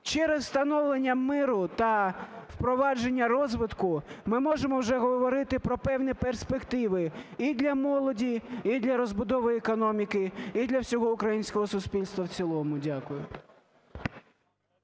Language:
Ukrainian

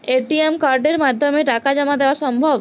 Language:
Bangla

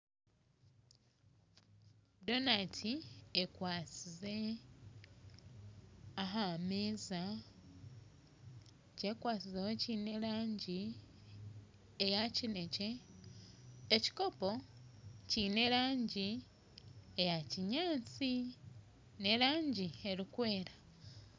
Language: Nyankole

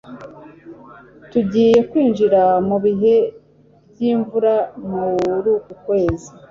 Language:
Kinyarwanda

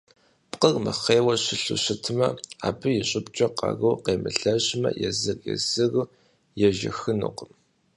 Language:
Kabardian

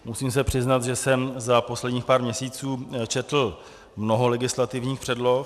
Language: Czech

